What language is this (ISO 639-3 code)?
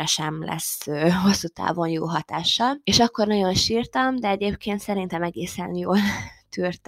hun